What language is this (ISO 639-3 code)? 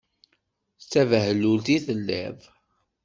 kab